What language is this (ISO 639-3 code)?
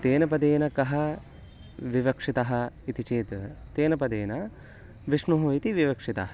san